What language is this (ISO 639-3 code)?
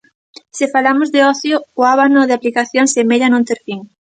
glg